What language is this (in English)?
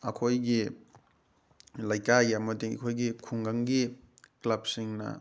Manipuri